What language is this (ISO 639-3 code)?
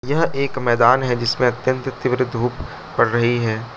hin